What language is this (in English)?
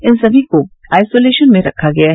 Hindi